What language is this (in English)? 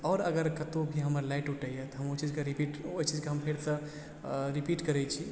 Maithili